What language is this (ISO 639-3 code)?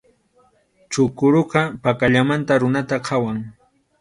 qxu